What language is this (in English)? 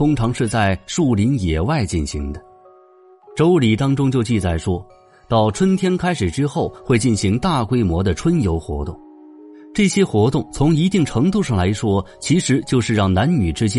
Chinese